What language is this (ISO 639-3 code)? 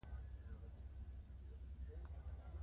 pus